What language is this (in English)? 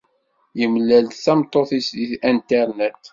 Kabyle